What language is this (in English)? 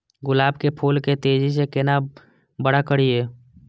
Maithili